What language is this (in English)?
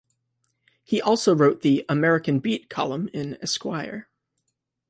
English